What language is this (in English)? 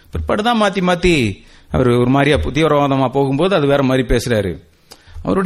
Tamil